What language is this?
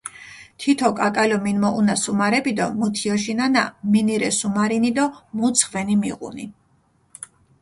Mingrelian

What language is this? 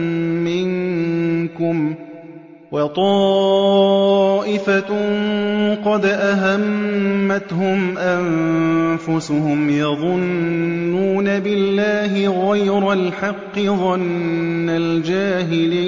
Arabic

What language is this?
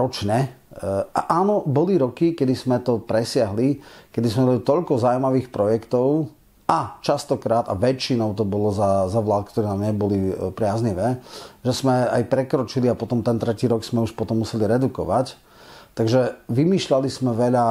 Slovak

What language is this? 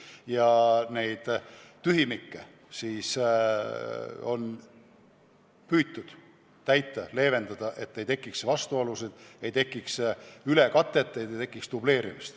Estonian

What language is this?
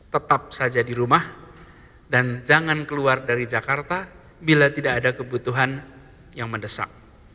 Indonesian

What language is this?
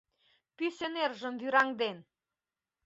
Mari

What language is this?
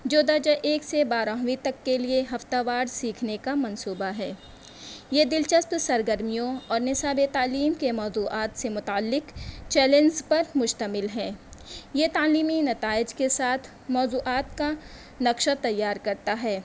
Urdu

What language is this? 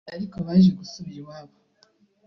Kinyarwanda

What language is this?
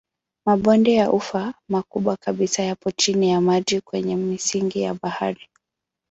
Swahili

